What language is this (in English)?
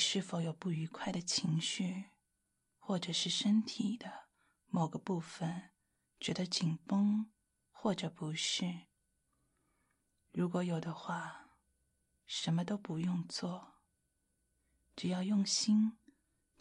Chinese